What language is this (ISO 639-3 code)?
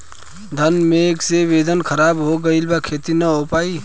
bho